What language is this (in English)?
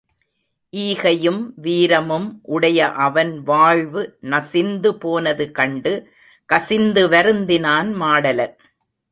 Tamil